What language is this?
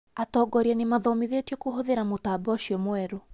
Kikuyu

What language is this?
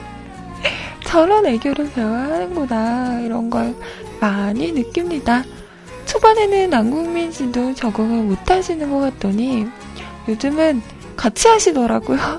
Korean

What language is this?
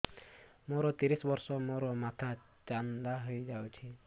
Odia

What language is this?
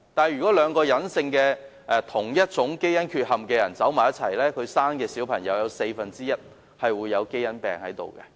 Cantonese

